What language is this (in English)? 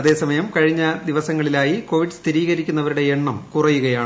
Malayalam